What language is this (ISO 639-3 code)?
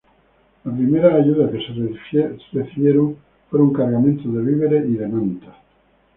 spa